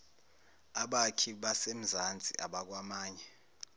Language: Zulu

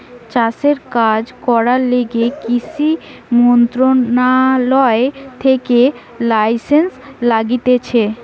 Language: Bangla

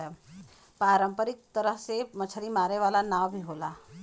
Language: Bhojpuri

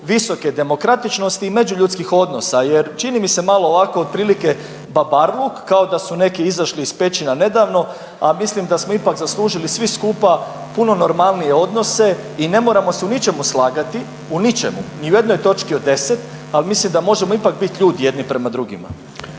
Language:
Croatian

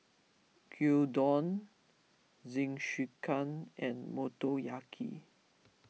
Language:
English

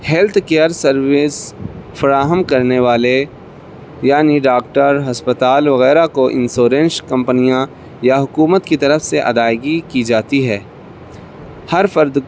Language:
Urdu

